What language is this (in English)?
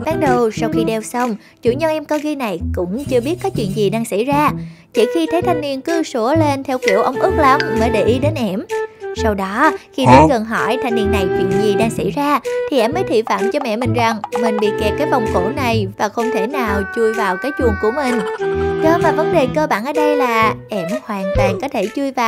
Vietnamese